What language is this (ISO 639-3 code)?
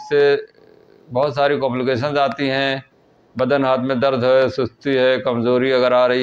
hin